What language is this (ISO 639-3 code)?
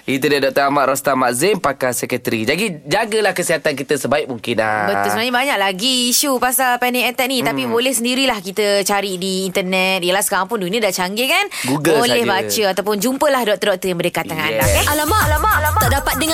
msa